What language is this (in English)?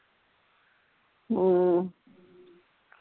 Punjabi